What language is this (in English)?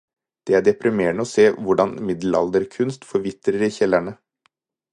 Norwegian Bokmål